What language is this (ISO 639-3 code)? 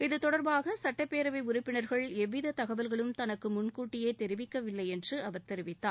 tam